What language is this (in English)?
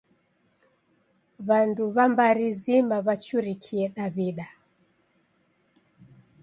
Taita